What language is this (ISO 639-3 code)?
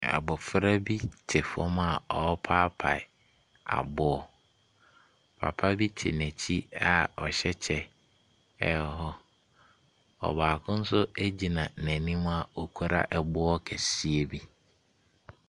aka